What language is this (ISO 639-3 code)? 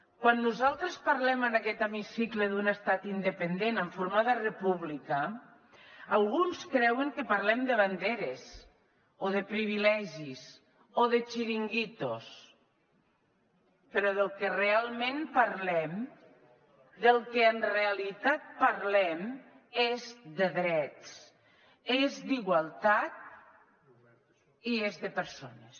cat